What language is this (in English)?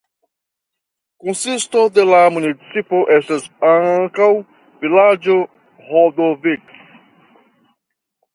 Esperanto